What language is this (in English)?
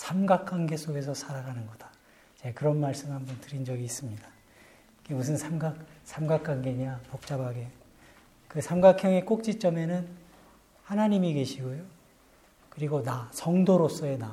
Korean